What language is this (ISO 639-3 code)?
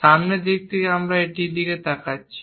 ben